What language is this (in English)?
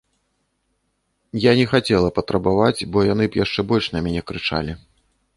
Belarusian